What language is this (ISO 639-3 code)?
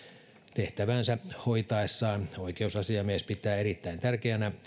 fin